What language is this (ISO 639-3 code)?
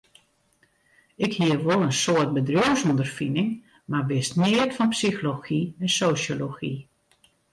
fry